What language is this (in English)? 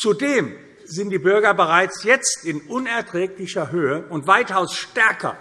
German